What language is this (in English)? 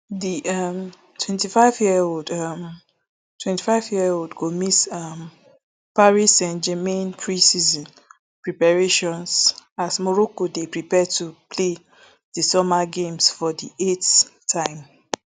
Nigerian Pidgin